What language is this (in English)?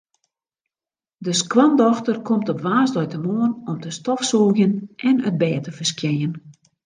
Western Frisian